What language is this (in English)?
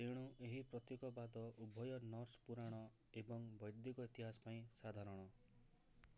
Odia